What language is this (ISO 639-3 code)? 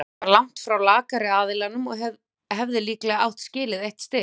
isl